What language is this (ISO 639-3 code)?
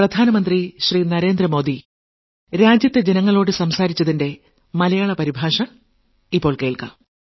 mal